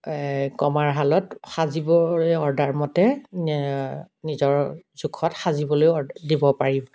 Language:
Assamese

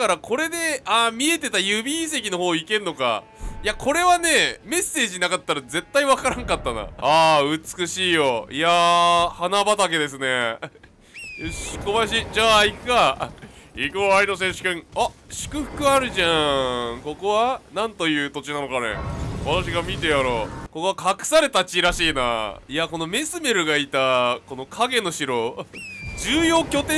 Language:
Japanese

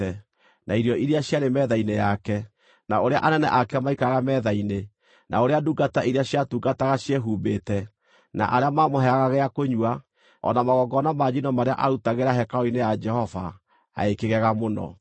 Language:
Kikuyu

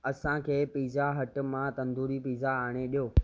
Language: Sindhi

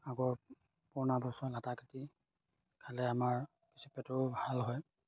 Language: Assamese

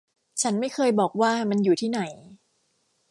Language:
Thai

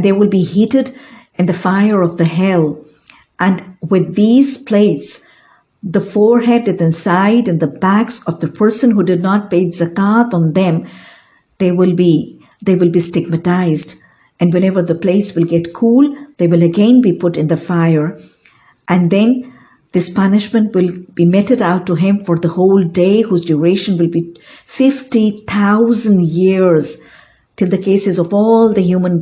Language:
English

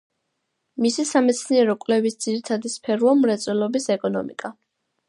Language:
Georgian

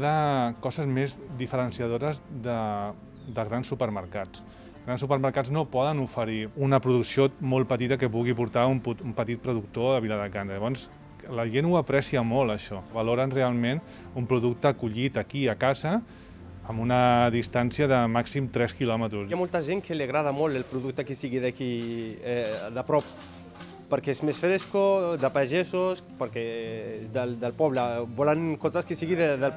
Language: Catalan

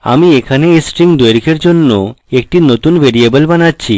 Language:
Bangla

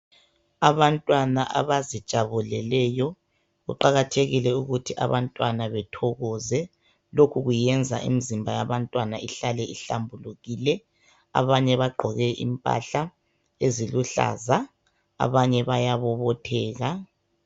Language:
North Ndebele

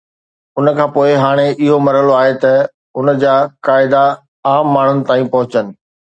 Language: Sindhi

